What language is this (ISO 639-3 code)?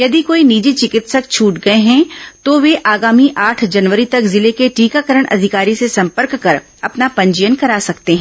hin